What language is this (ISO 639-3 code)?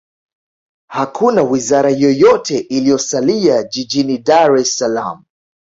swa